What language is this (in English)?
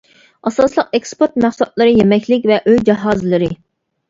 Uyghur